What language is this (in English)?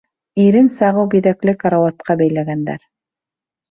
Bashkir